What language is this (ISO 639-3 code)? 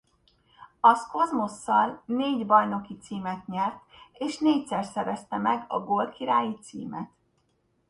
hun